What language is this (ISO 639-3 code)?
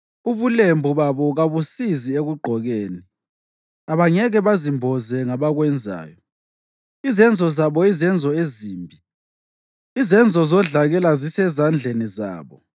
nde